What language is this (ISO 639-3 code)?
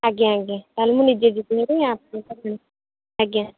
ori